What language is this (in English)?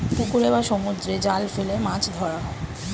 Bangla